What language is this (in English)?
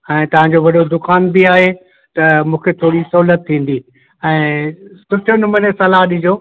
Sindhi